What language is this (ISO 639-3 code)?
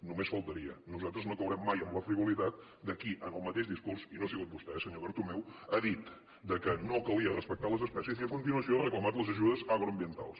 cat